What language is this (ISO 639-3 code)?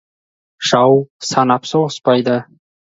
kaz